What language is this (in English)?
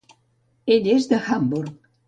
Catalan